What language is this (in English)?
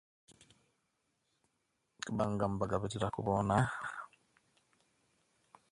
Kenyi